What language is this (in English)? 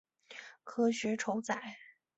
Chinese